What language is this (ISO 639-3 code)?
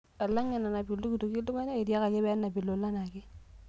mas